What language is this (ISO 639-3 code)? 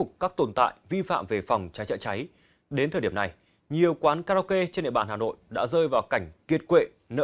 vie